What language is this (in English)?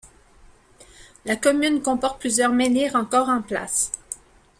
French